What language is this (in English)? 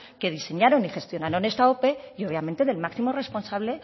Spanish